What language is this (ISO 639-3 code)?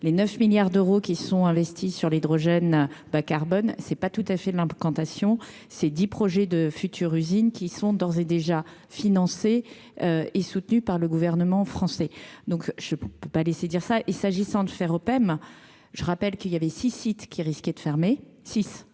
fra